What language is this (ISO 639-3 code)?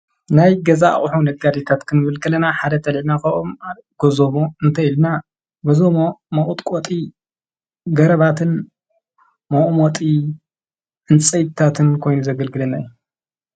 tir